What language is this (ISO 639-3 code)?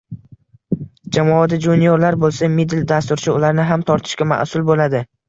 uzb